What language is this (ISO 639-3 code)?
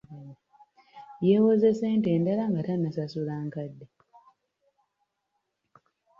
lug